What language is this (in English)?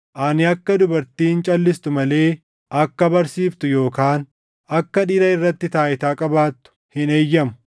Oromo